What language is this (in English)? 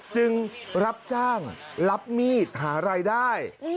Thai